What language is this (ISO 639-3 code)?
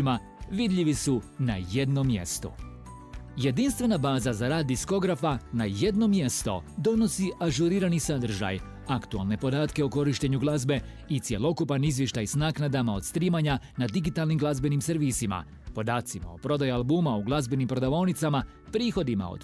hrv